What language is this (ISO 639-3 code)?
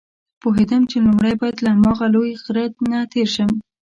pus